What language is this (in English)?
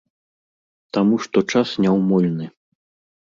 Belarusian